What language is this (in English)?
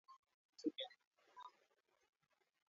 Swahili